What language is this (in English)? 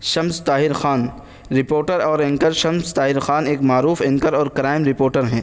Urdu